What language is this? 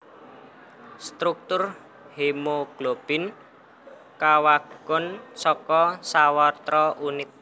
Javanese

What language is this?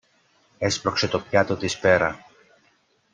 Greek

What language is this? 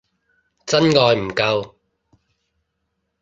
Cantonese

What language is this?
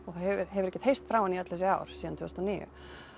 Icelandic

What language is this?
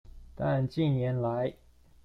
Chinese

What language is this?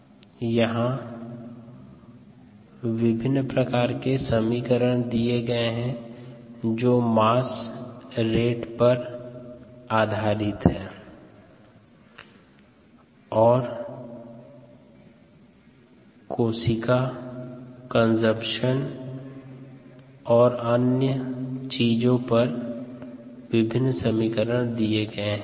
Hindi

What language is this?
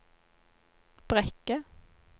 Norwegian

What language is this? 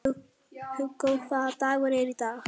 Icelandic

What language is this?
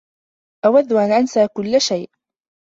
Arabic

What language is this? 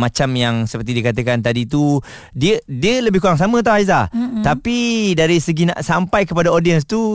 Malay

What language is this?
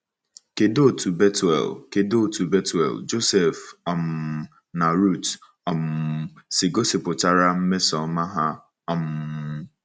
Igbo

